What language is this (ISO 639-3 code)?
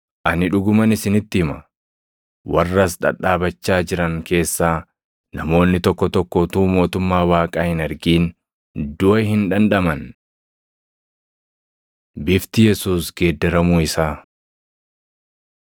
orm